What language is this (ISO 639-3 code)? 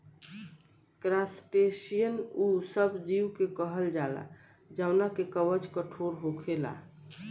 bho